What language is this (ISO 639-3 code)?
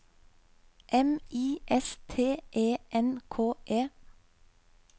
nor